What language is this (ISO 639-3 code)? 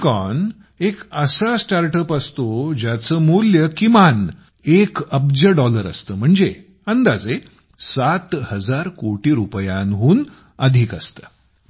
mar